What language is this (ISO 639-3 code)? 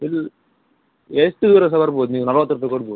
kan